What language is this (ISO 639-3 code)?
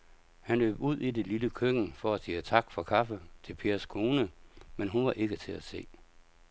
dan